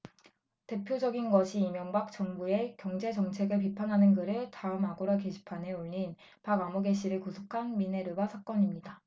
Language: Korean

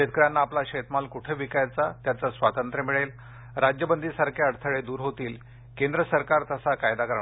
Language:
Marathi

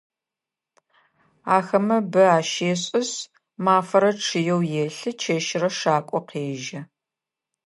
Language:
Adyghe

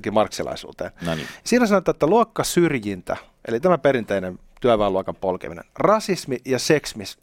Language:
Finnish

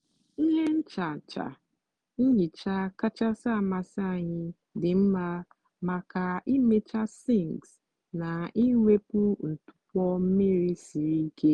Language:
Igbo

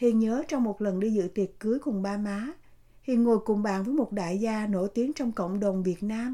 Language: Vietnamese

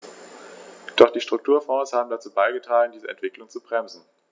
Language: German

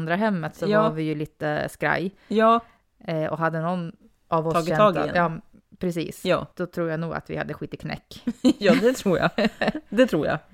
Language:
Swedish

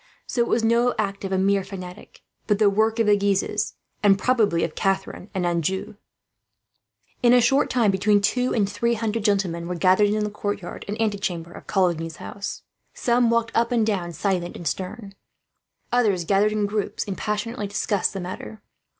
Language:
English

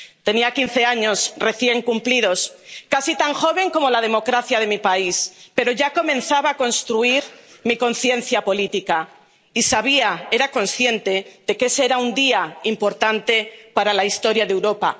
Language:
Spanish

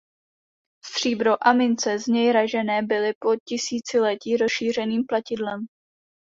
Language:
Czech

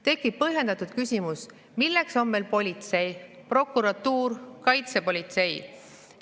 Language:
Estonian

